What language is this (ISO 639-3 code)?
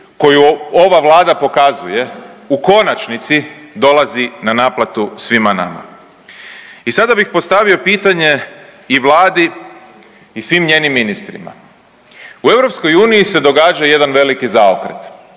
hrv